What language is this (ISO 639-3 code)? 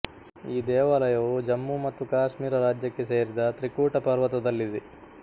kan